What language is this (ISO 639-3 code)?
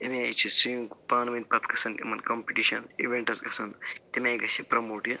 kas